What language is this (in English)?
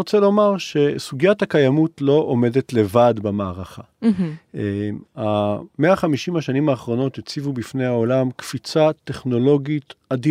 Hebrew